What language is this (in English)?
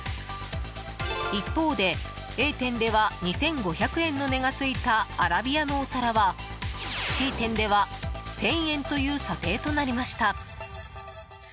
Japanese